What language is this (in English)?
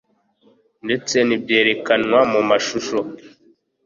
Kinyarwanda